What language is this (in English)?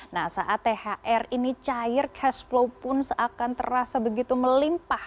Indonesian